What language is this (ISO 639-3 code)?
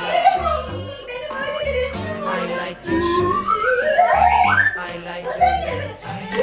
tur